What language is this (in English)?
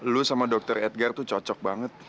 Indonesian